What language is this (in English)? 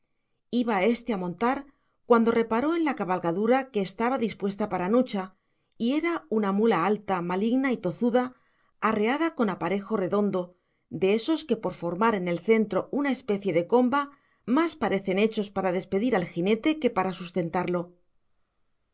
Spanish